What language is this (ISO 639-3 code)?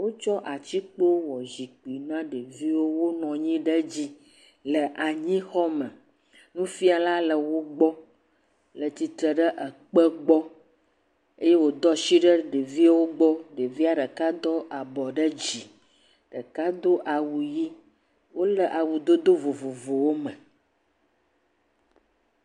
ewe